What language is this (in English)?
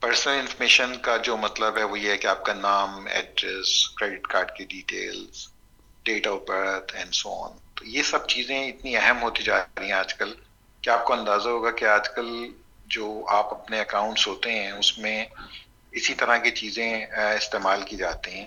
Urdu